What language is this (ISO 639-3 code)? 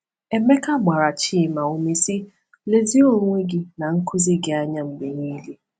ibo